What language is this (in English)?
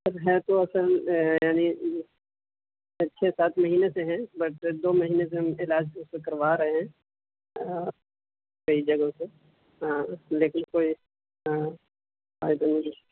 Urdu